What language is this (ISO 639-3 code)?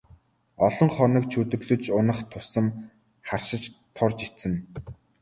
mon